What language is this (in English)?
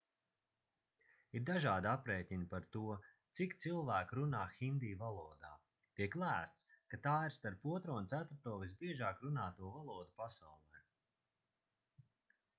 Latvian